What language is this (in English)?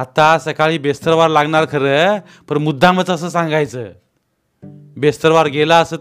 Marathi